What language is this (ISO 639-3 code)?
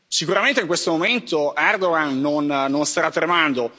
ita